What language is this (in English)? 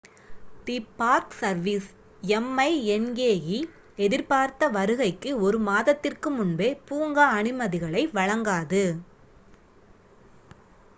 Tamil